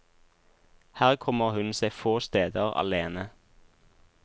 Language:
Norwegian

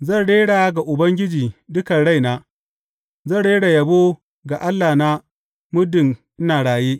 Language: Hausa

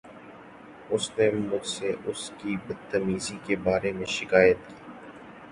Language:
Urdu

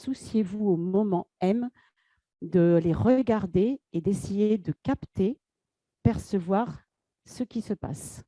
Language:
French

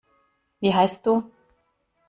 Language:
German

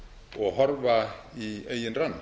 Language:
Icelandic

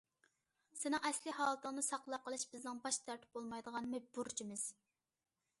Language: Uyghur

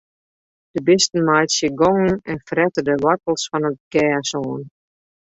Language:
Western Frisian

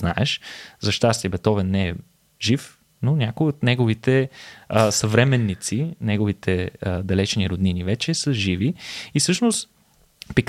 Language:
Bulgarian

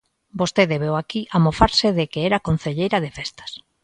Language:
Galician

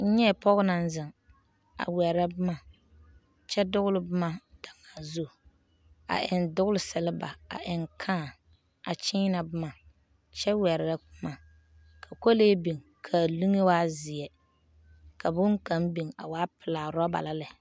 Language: Southern Dagaare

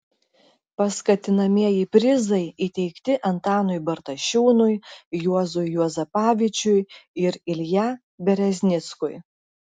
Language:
Lithuanian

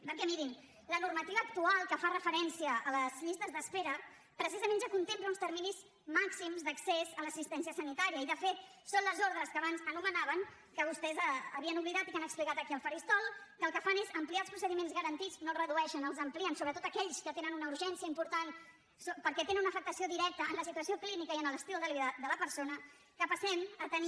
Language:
Catalan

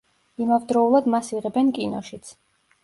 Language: Georgian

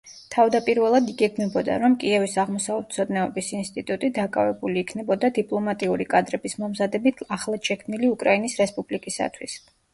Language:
Georgian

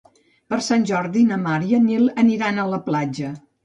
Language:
Catalan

